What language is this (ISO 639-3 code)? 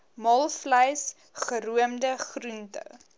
afr